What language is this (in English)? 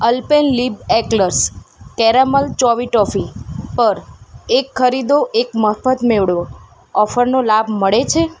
Gujarati